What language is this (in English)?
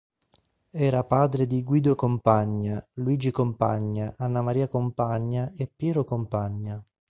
Italian